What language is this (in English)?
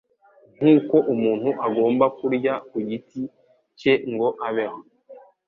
Kinyarwanda